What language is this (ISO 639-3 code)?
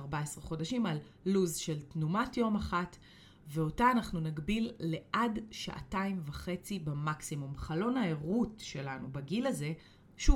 heb